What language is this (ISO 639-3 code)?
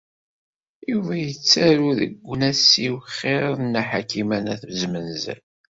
kab